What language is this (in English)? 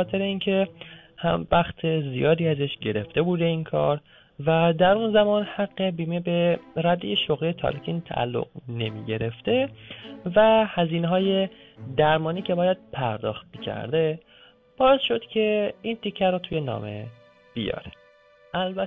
Persian